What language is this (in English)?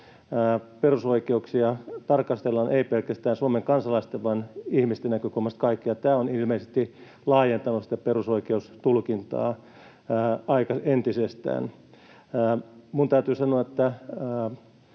Finnish